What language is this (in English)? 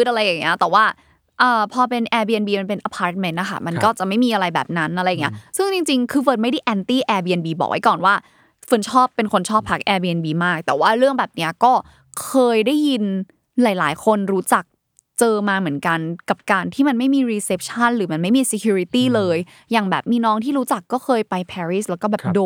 Thai